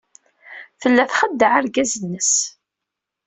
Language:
Kabyle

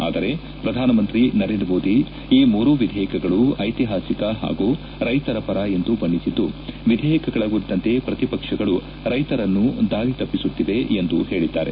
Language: Kannada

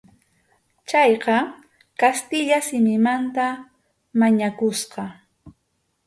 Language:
Arequipa-La Unión Quechua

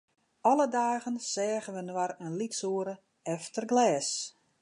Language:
Western Frisian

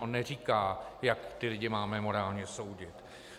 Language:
Czech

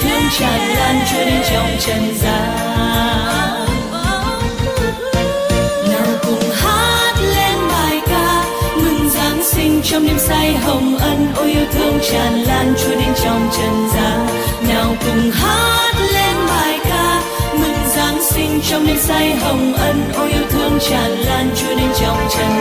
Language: Vietnamese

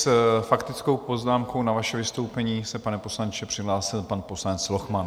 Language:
Czech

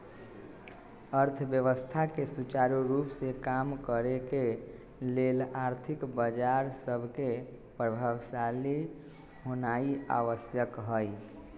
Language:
Magahi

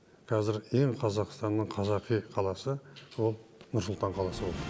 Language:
Kazakh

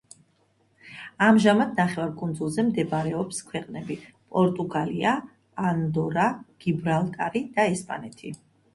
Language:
Georgian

